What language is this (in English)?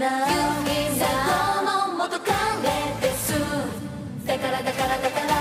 Japanese